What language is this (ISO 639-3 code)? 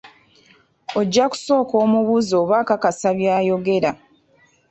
lug